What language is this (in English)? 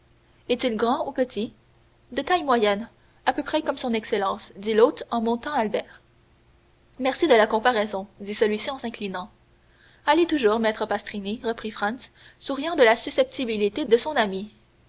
French